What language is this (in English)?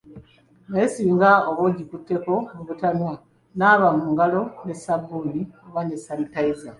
Ganda